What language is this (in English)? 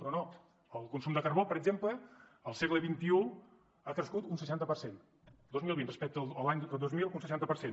Catalan